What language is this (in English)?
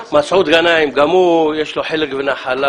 Hebrew